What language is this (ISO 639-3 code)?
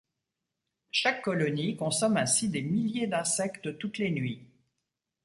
fra